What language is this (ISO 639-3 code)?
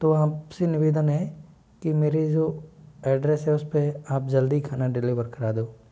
hin